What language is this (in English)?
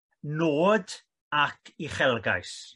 Welsh